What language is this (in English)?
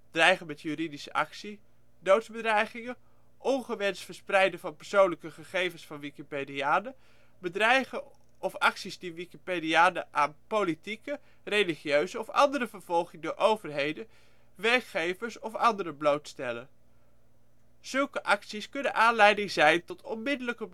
Dutch